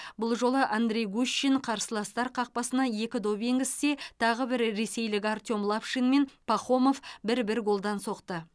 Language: Kazakh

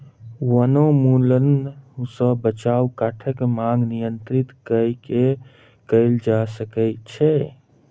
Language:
Maithili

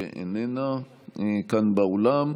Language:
Hebrew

